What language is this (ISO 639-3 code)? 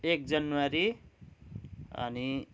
nep